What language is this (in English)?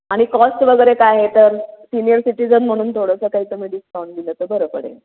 Marathi